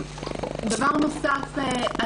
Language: Hebrew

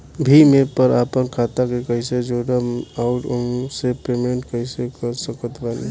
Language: Bhojpuri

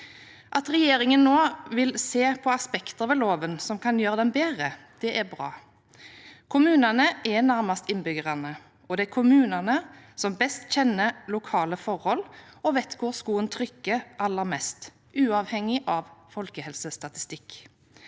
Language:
Norwegian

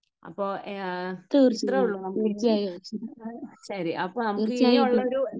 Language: Malayalam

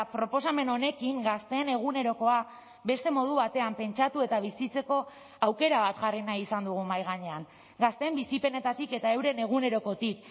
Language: Basque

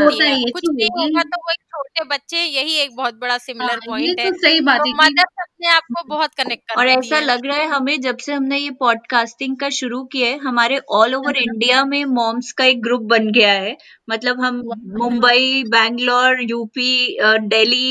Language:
Hindi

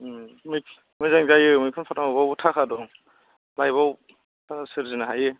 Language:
Bodo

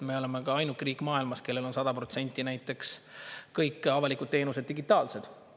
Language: Estonian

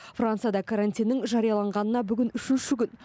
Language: Kazakh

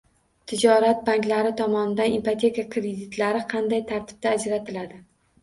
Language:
Uzbek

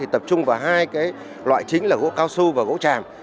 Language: Vietnamese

